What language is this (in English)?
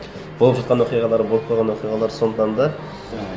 Kazakh